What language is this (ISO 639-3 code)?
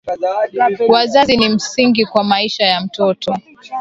swa